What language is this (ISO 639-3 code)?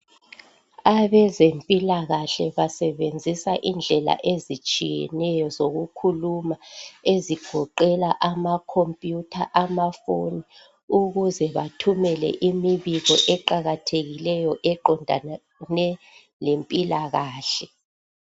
nde